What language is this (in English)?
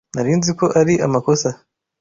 Kinyarwanda